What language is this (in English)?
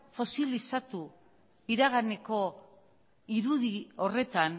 Basque